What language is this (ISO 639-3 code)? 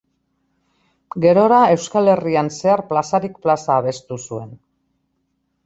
eus